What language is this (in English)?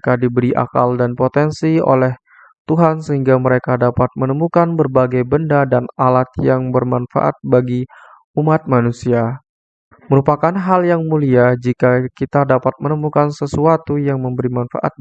Indonesian